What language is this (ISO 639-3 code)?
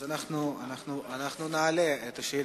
heb